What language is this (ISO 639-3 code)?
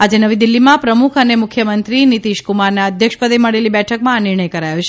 guj